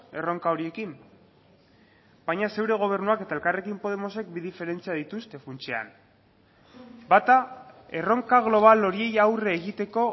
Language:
Basque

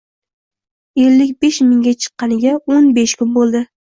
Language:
Uzbek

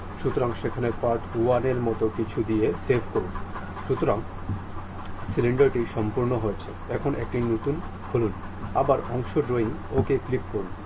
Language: Bangla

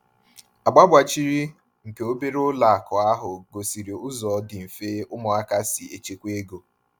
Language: Igbo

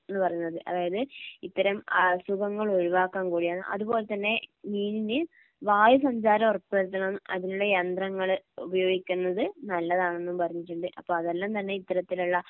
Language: Malayalam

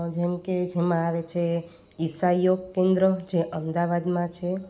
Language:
Gujarati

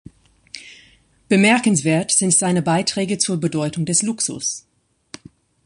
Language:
German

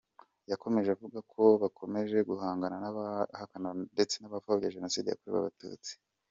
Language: Kinyarwanda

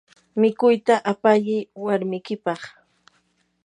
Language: Yanahuanca Pasco Quechua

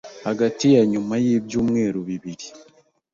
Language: Kinyarwanda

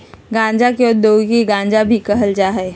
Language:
Magahi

